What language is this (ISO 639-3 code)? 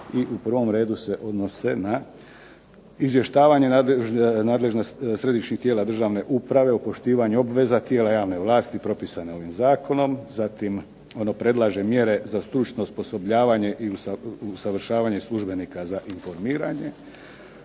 hrv